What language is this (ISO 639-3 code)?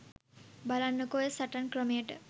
sin